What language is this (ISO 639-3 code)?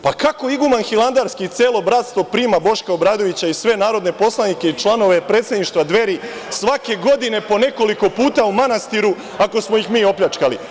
srp